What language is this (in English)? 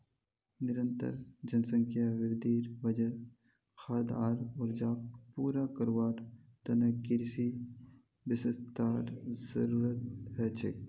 Magahi